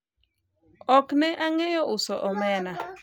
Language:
Luo (Kenya and Tanzania)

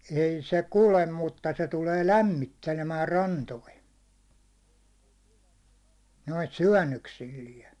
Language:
Finnish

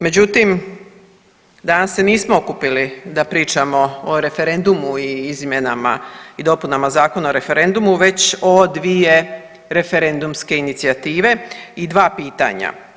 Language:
Croatian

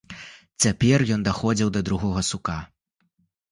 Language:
Belarusian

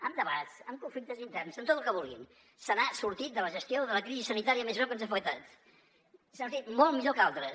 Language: Catalan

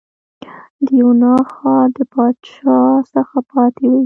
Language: Pashto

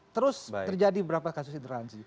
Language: Indonesian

